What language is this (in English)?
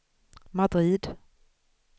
Swedish